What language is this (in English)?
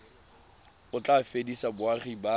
Tswana